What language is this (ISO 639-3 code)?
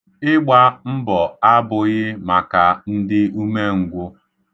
ibo